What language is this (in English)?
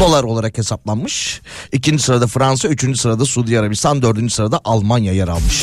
Turkish